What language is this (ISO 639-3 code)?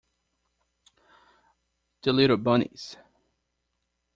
eng